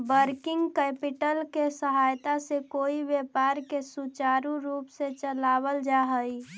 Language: Magahi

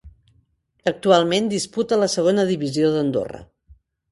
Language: Catalan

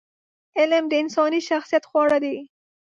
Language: Pashto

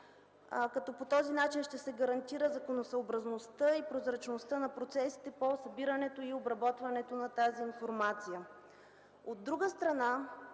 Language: Bulgarian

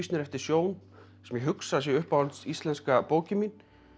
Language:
Icelandic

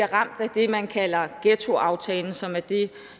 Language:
Danish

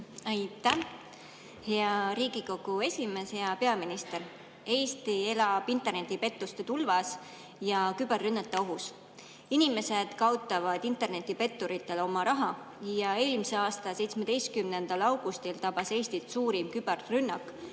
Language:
Estonian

